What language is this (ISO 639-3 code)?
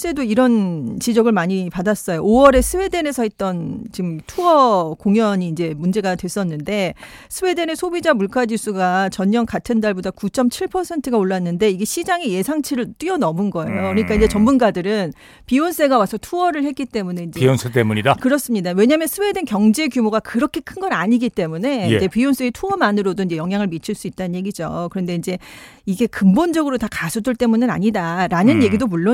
kor